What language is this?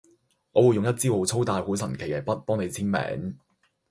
Cantonese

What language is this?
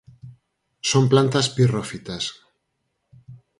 Galician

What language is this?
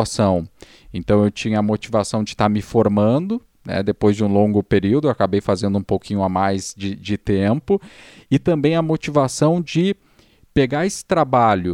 Portuguese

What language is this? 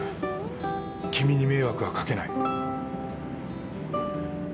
Japanese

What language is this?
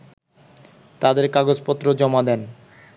Bangla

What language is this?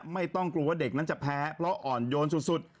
Thai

